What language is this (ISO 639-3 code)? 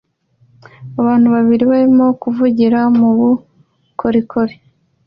kin